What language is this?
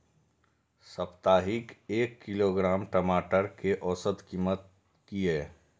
Maithili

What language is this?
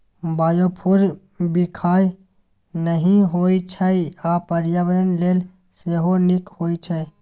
Maithili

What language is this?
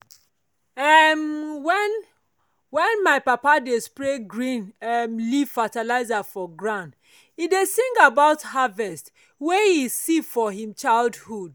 Nigerian Pidgin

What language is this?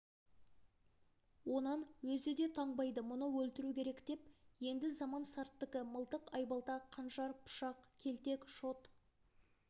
Kazakh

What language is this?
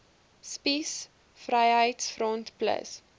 Afrikaans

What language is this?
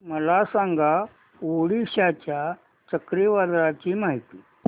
Marathi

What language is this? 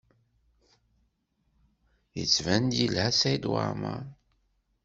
Kabyle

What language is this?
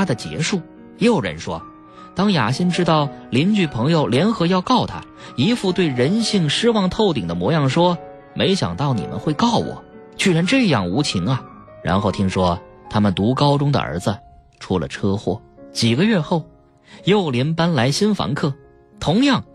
Chinese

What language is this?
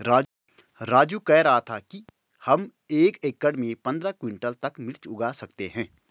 Hindi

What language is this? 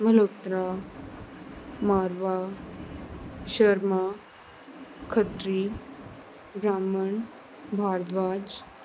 Punjabi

